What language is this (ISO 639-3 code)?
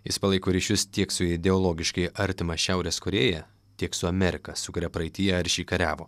lit